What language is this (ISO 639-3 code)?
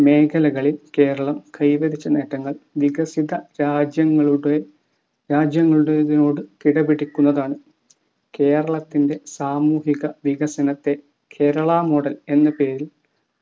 mal